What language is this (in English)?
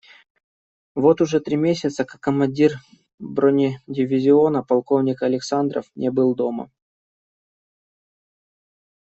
Russian